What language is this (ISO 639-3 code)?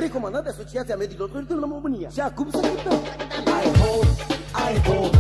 ron